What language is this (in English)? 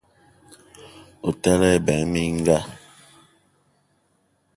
Eton (Cameroon)